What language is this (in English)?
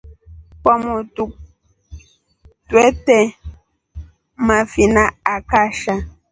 Rombo